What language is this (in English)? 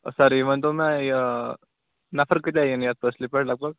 Kashmiri